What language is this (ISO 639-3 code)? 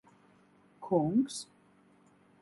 lav